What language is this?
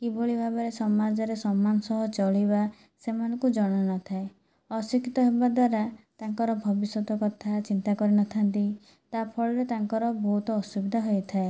Odia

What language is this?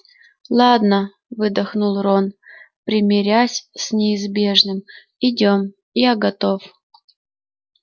Russian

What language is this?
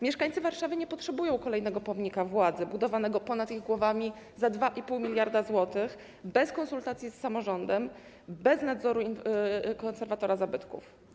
Polish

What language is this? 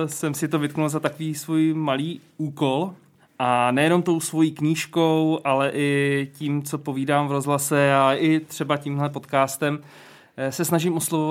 Czech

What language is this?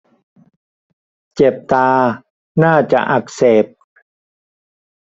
Thai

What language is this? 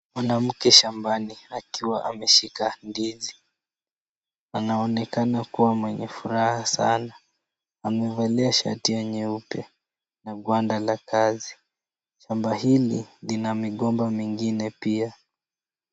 Swahili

